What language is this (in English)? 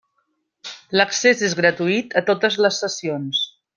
Catalan